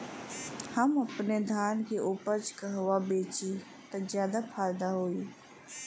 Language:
Bhojpuri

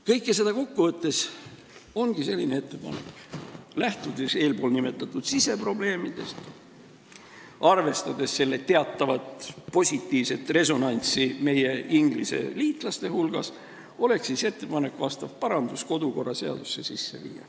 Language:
Estonian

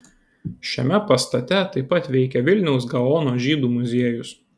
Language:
Lithuanian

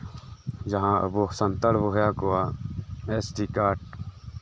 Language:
Santali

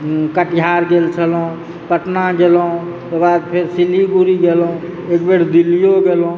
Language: Maithili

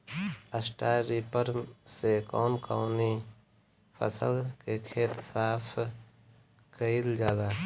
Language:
Bhojpuri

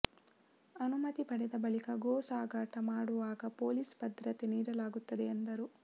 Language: Kannada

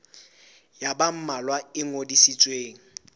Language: Southern Sotho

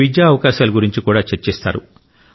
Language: Telugu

